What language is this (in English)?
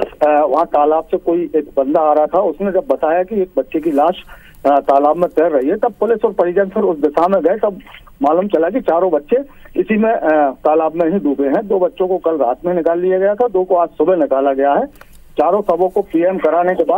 Hindi